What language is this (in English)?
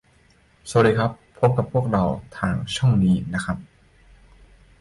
Thai